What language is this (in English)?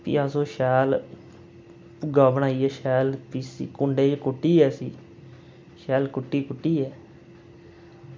Dogri